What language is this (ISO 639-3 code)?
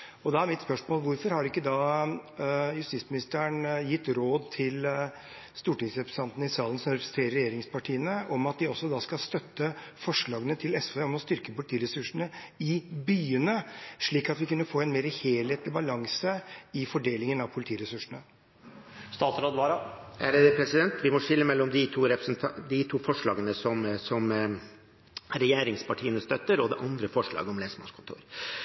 nob